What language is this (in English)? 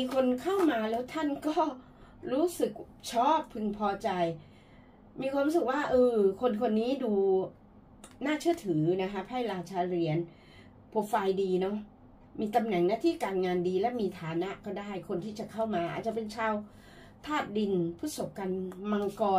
Thai